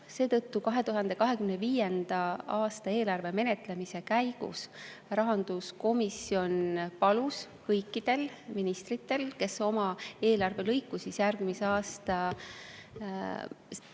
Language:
Estonian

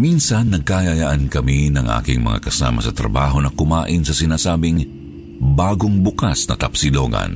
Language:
Filipino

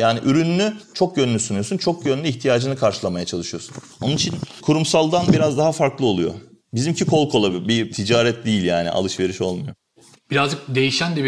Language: Turkish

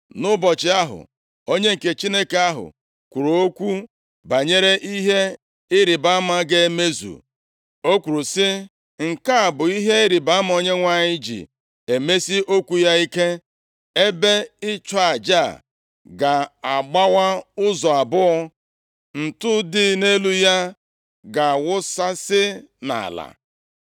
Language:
Igbo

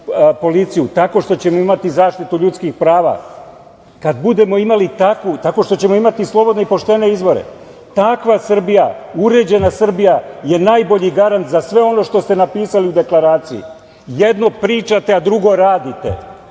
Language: Serbian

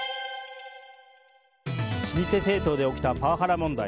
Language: Japanese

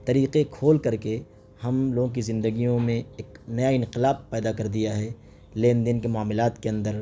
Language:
Urdu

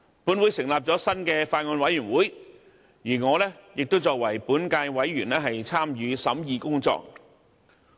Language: Cantonese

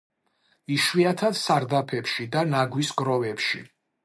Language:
Georgian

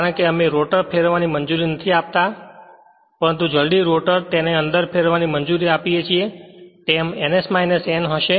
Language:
Gujarati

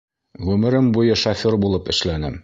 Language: Bashkir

